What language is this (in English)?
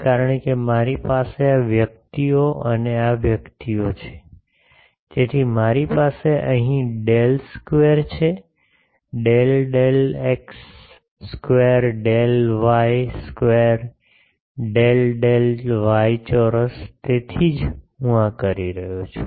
Gujarati